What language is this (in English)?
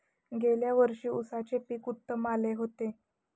Marathi